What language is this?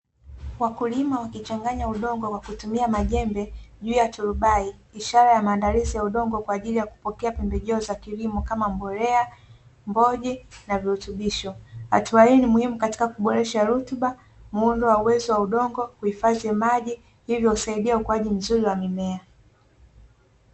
Swahili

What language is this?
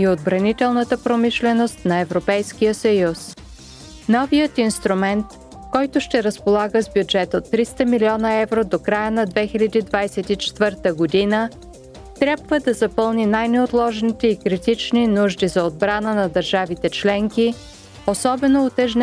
Bulgarian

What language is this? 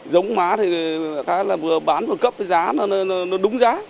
Vietnamese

